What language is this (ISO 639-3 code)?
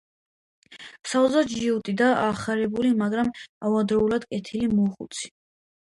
kat